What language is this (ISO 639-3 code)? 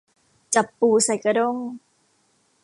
tha